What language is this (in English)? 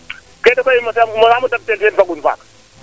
Serer